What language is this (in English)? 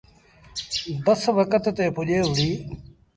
Sindhi Bhil